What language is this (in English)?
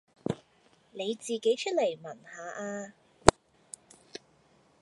Cantonese